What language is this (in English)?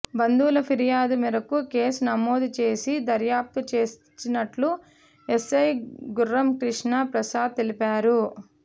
Telugu